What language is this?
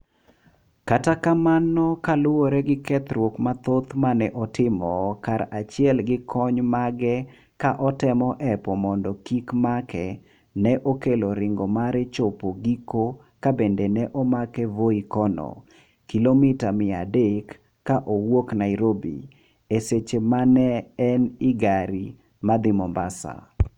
Luo (Kenya and Tanzania)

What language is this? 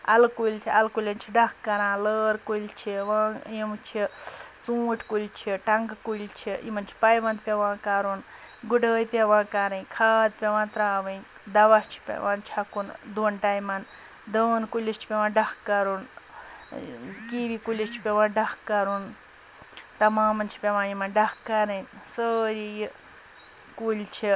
Kashmiri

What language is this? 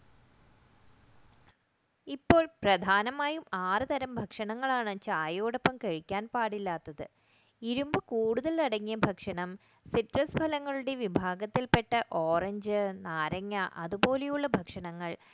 Malayalam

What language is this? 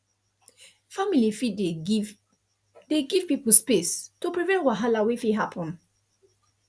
Nigerian Pidgin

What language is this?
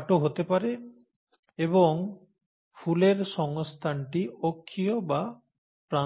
Bangla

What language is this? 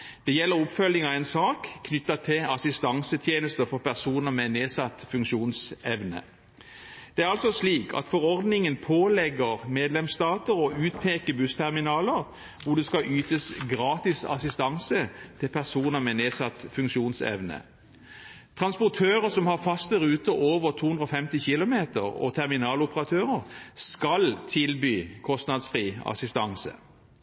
Norwegian Bokmål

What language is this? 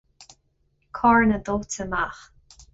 Irish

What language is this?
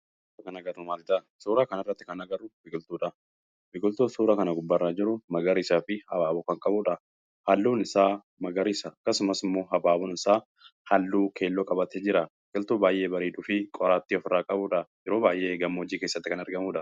Oromo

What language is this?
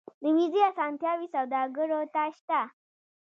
Pashto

